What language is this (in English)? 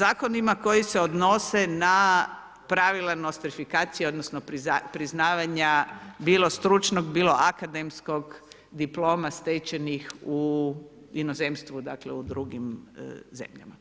Croatian